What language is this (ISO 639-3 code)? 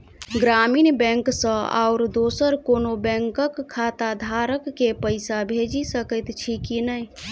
mai